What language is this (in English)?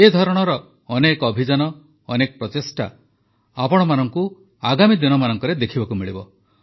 Odia